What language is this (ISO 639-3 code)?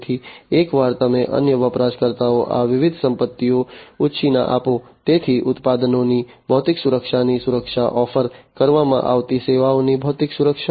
guj